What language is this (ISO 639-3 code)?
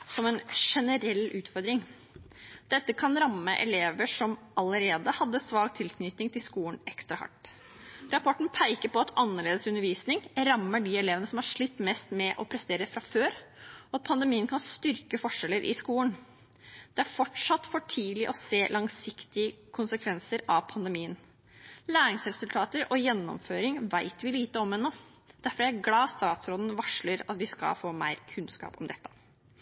nob